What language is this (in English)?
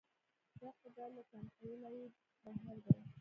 Pashto